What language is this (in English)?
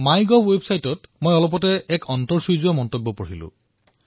Assamese